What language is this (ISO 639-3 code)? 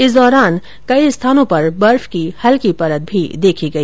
hin